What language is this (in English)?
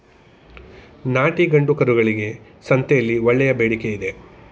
Kannada